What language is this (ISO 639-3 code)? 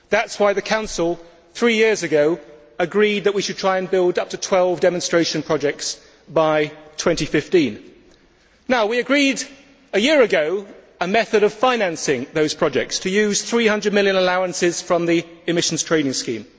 eng